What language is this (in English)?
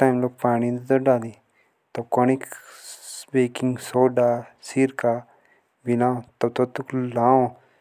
Jaunsari